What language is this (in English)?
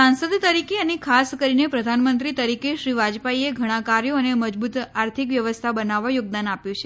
Gujarati